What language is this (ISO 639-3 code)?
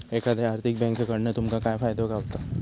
mar